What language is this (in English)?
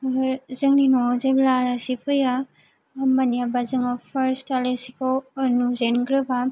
Bodo